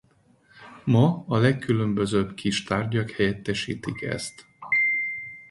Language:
Hungarian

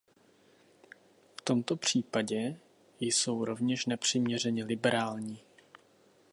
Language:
Czech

